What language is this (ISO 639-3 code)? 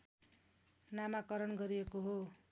nep